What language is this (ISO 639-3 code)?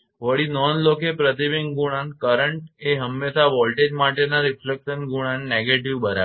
guj